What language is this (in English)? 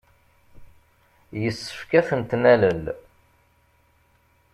Kabyle